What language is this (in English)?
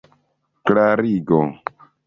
Esperanto